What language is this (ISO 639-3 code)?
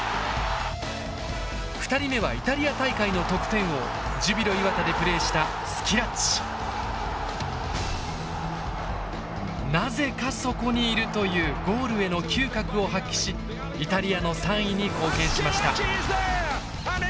jpn